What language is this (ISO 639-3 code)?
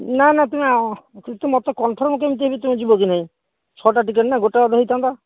ori